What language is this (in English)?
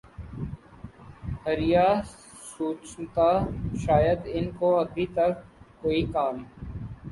Urdu